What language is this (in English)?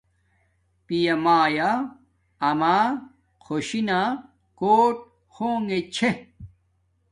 Domaaki